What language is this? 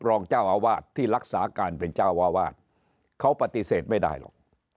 Thai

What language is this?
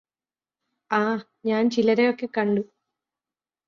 Malayalam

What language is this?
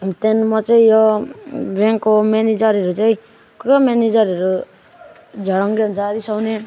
Nepali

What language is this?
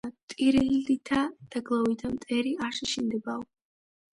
Georgian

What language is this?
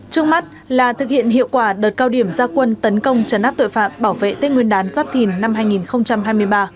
Vietnamese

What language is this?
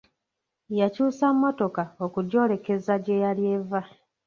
Ganda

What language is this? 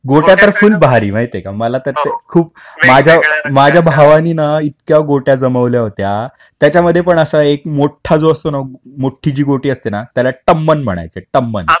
Marathi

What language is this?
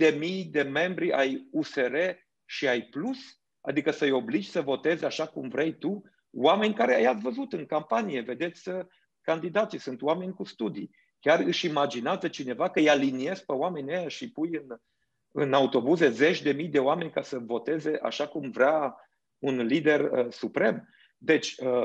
Romanian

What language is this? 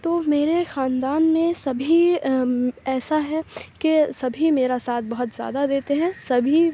Urdu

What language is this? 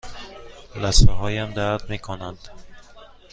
Persian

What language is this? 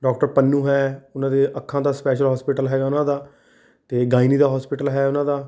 Punjabi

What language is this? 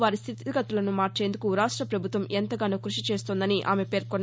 Telugu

